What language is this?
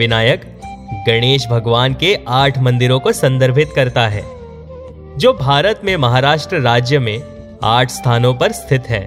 Hindi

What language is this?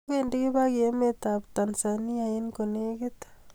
Kalenjin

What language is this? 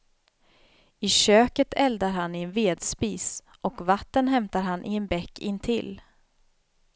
Swedish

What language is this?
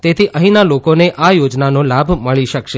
Gujarati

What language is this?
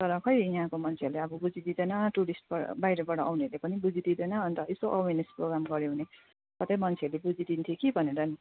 Nepali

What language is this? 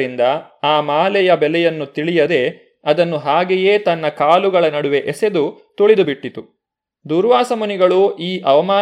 Kannada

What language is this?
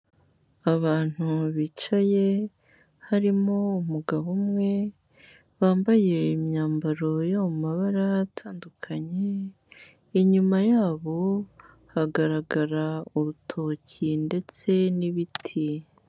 Kinyarwanda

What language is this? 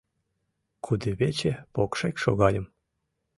Mari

